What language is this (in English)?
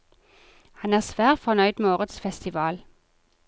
Norwegian